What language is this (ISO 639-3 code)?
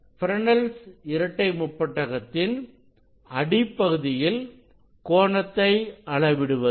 tam